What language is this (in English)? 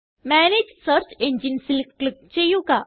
Malayalam